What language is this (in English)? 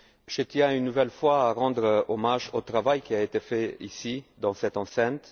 French